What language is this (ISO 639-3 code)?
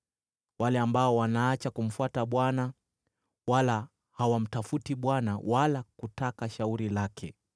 swa